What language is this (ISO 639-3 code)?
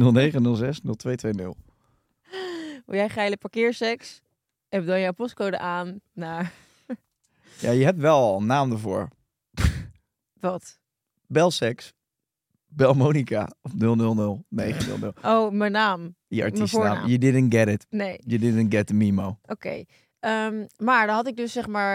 nld